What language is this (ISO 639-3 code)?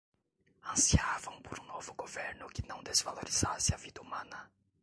por